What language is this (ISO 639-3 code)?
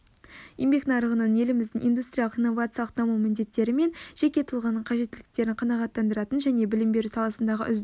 kaz